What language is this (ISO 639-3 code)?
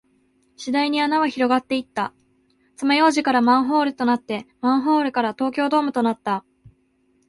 jpn